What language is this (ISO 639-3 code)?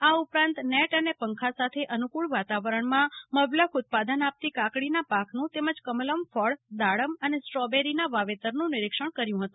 guj